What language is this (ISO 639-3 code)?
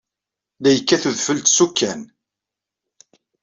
kab